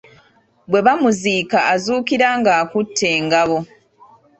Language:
Ganda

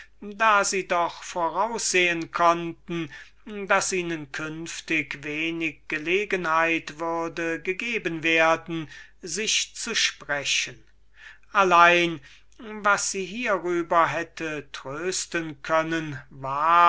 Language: German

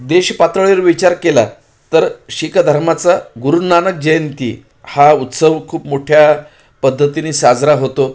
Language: Marathi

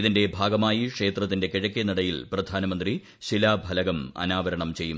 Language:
Malayalam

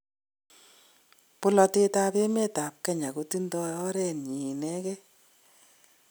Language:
Kalenjin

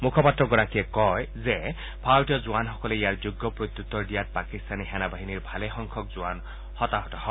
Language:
Assamese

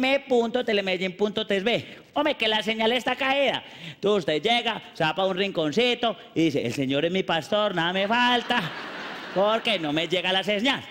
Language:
Spanish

